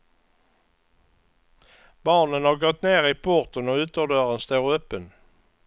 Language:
Swedish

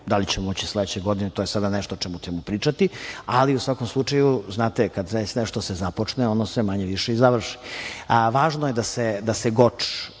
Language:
Serbian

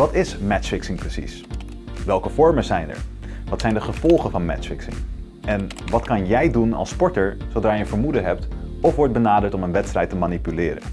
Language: Dutch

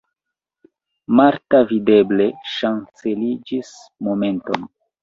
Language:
Esperanto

